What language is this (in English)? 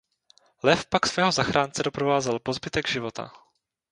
Czech